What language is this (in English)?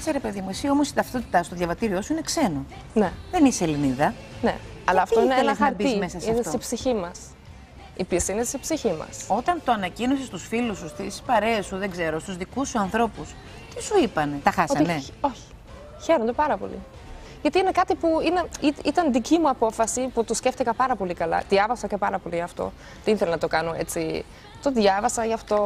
Greek